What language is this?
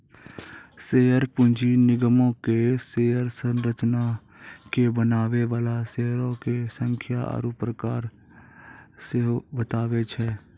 Maithili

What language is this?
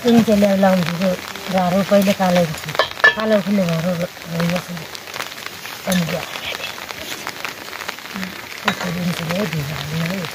Arabic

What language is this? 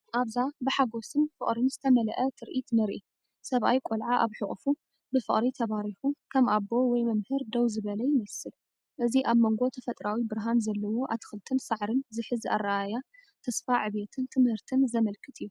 Tigrinya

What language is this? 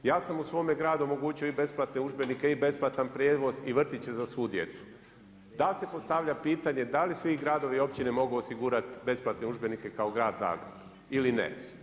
Croatian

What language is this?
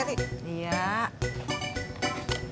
Indonesian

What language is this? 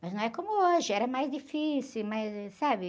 Portuguese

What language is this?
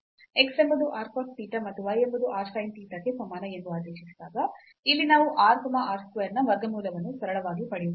Kannada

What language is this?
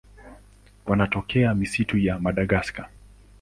Swahili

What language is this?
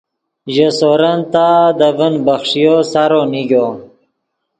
Yidgha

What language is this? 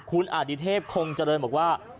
Thai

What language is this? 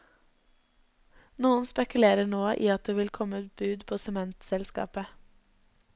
Norwegian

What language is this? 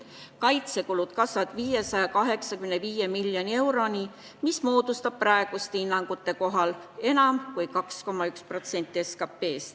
Estonian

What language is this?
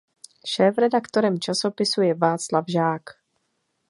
Czech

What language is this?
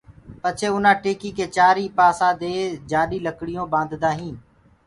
Gurgula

